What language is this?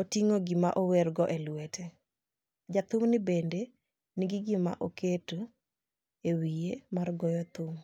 Luo (Kenya and Tanzania)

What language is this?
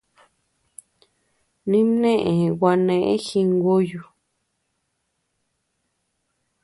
Tepeuxila Cuicatec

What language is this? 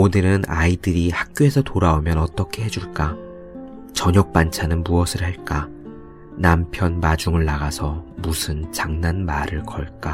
Korean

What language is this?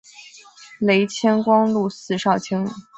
Chinese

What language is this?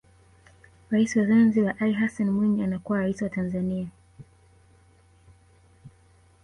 Swahili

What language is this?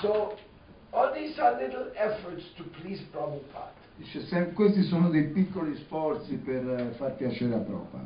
Italian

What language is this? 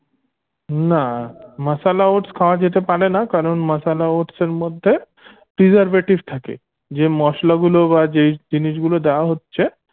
Bangla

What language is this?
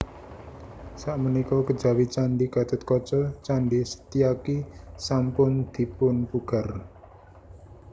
Javanese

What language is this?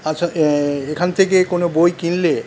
Bangla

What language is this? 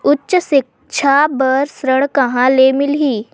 Chhattisgarhi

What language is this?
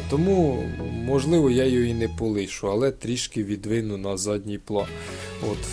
Ukrainian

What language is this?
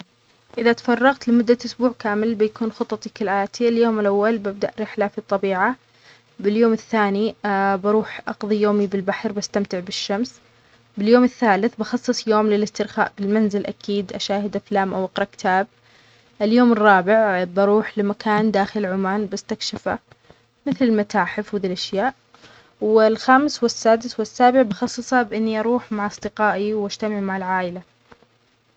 Omani Arabic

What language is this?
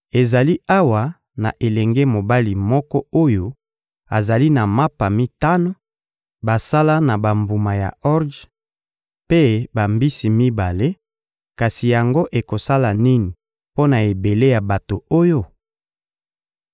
Lingala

